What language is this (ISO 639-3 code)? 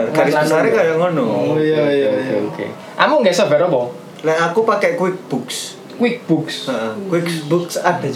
ind